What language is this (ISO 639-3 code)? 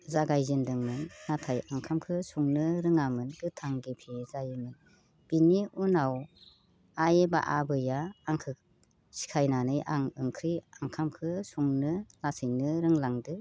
brx